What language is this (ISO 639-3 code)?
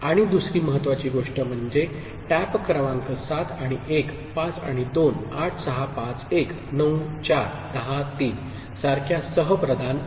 mar